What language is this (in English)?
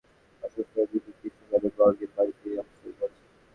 Bangla